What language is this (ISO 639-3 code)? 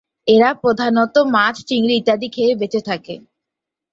ben